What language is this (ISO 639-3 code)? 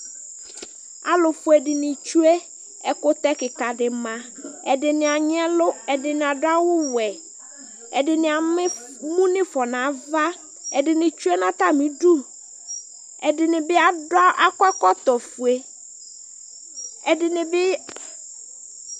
kpo